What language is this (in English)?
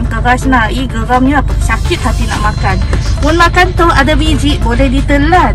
Malay